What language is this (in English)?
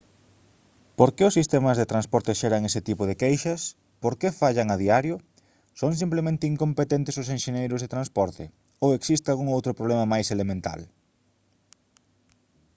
Galician